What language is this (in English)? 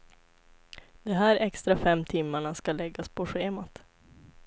Swedish